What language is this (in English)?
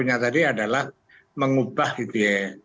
Indonesian